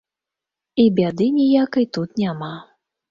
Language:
Belarusian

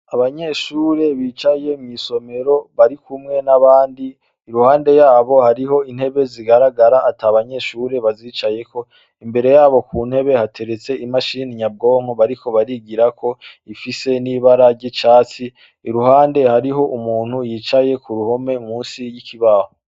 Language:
Rundi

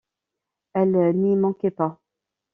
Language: French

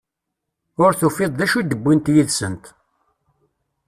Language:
Kabyle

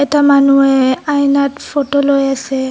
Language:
Assamese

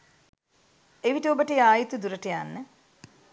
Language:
Sinhala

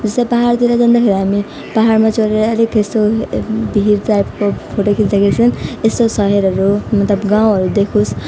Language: Nepali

